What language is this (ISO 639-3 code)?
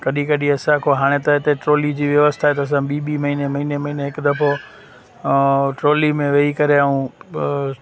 snd